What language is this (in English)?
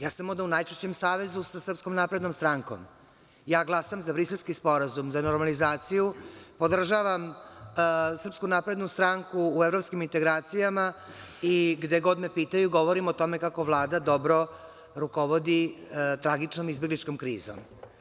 Serbian